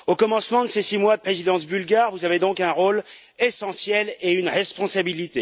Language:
French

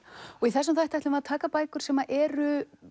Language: Icelandic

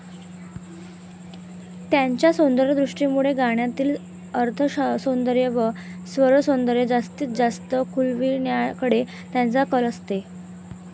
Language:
Marathi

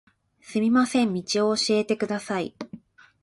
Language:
Japanese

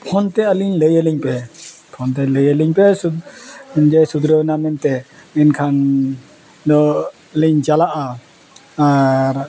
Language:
Santali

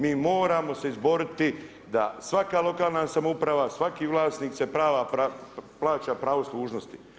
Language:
Croatian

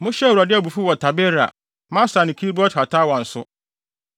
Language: Akan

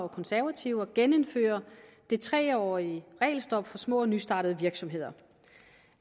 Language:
Danish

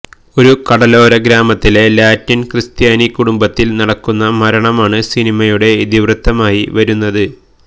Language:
Malayalam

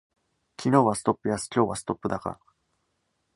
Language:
Japanese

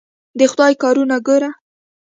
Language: Pashto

